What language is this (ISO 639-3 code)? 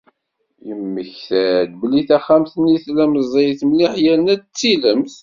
kab